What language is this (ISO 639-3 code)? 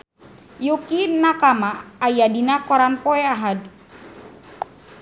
sun